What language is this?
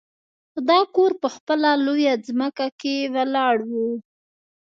Pashto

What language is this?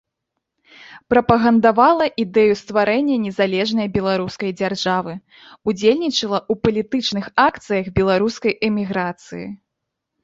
Belarusian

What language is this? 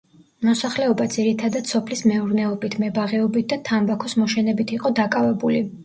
Georgian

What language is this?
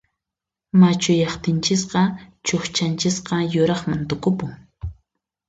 Puno Quechua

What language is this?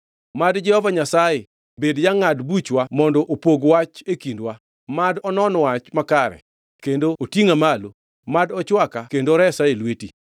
Luo (Kenya and Tanzania)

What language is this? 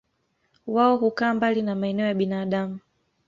Swahili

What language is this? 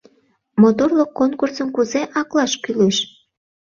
Mari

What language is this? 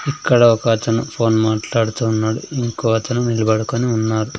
Telugu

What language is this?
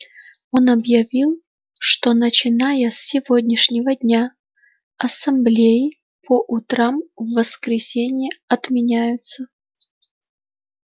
Russian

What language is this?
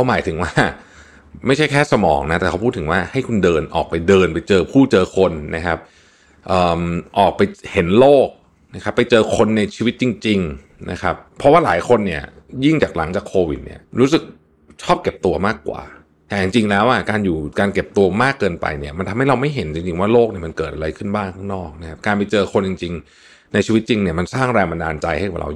Thai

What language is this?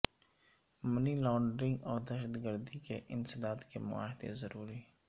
Urdu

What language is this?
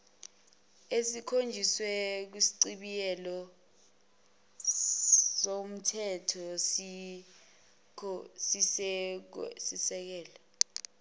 Zulu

